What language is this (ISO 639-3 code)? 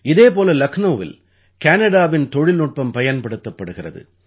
tam